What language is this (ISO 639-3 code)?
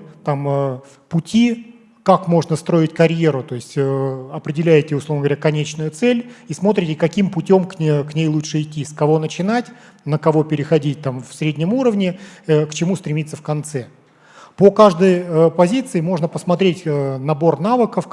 rus